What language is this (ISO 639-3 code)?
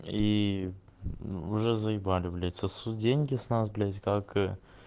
rus